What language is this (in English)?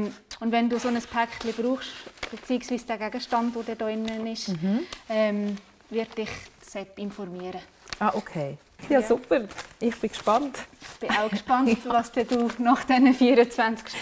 German